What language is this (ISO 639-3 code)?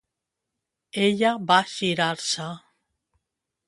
cat